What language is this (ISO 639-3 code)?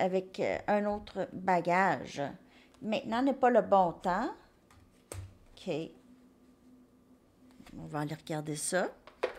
fra